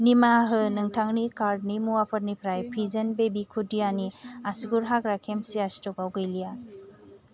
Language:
Bodo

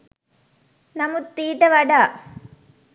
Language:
Sinhala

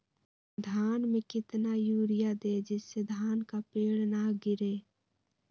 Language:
Magahi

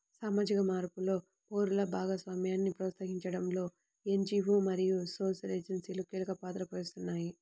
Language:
Telugu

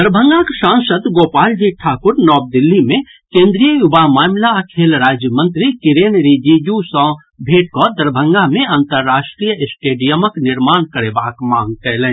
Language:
Maithili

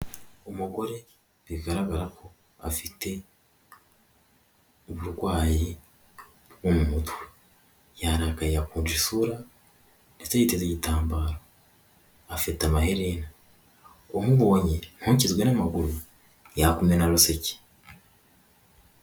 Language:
Kinyarwanda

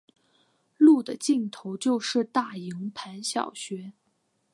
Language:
Chinese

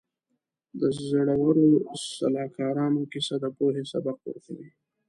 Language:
Pashto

